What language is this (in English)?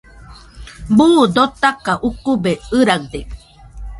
Nüpode Huitoto